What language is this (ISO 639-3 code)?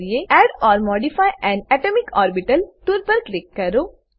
guj